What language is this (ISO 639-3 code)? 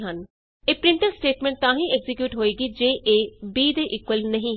pan